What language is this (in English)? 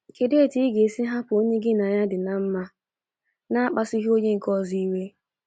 Igbo